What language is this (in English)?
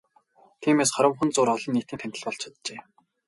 Mongolian